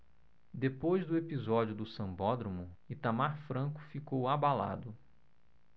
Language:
Portuguese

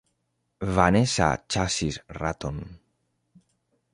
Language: Esperanto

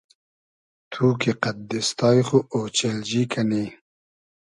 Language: Hazaragi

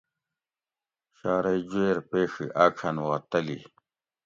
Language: Gawri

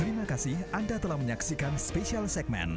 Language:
Indonesian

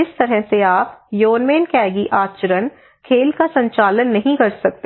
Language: Hindi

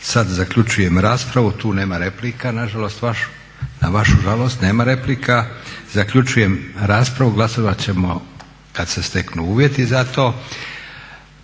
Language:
Croatian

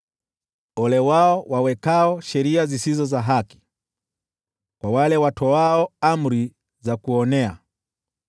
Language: Swahili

